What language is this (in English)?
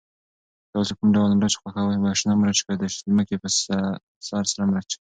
Pashto